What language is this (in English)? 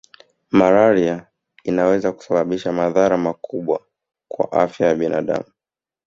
Swahili